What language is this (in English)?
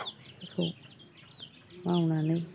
Bodo